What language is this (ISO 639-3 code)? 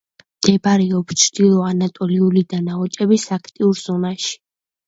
kat